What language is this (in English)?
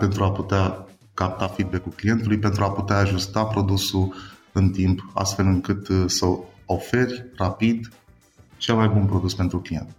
Romanian